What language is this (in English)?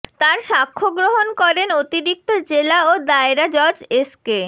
Bangla